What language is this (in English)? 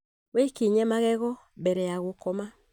Kikuyu